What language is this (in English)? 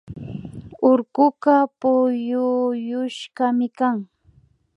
Imbabura Highland Quichua